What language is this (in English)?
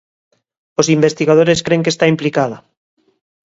Galician